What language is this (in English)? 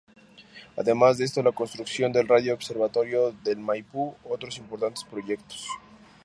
Spanish